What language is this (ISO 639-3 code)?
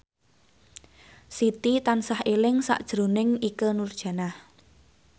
jav